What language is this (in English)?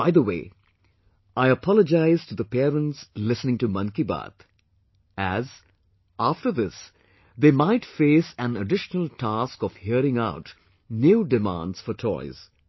English